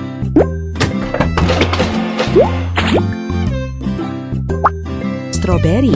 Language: Indonesian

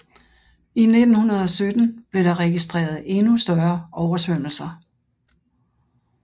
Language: Danish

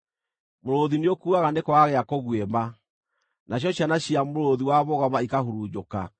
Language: Kikuyu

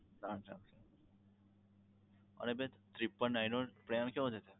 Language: Gujarati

